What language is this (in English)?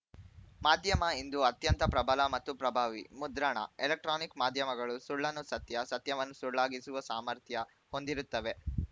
Kannada